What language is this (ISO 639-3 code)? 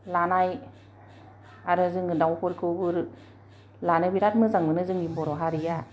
brx